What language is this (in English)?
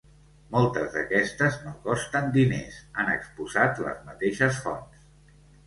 Catalan